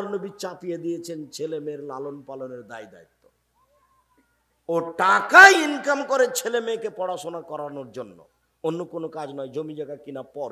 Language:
Hindi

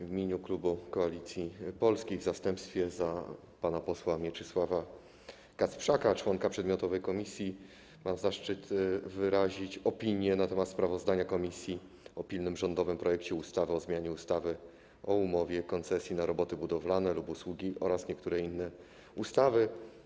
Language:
Polish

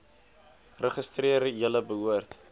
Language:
Afrikaans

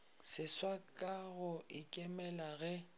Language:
Northern Sotho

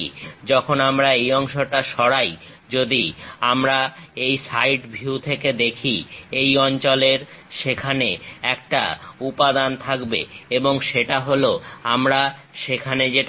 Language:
Bangla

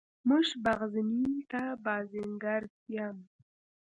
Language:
Pashto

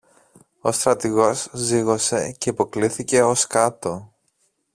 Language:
Greek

